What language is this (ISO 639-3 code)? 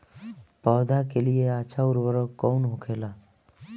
bho